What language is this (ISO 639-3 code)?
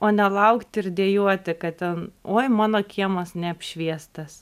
lit